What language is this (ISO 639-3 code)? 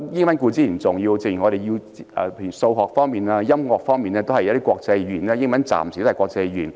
yue